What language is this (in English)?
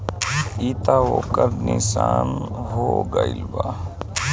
Bhojpuri